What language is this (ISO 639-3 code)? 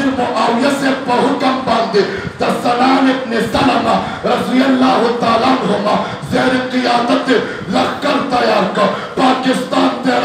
ron